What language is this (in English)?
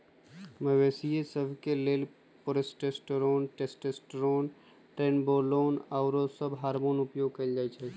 Magahi